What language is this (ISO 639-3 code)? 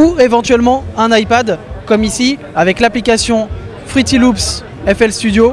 fra